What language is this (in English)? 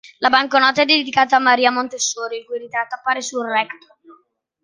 Italian